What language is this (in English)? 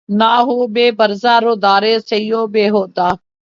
Urdu